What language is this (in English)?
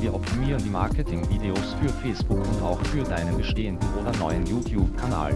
German